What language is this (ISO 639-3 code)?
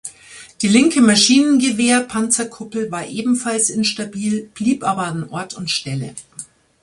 deu